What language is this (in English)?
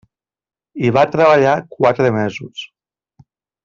Catalan